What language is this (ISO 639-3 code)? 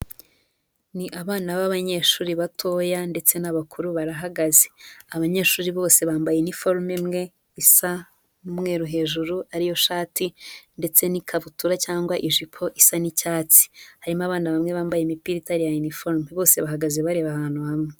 kin